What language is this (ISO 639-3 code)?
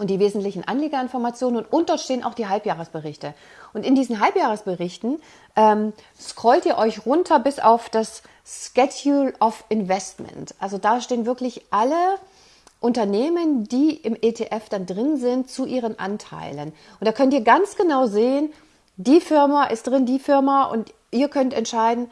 deu